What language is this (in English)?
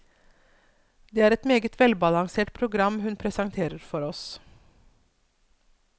Norwegian